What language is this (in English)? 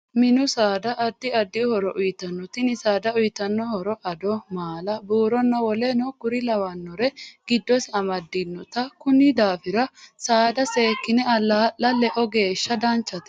Sidamo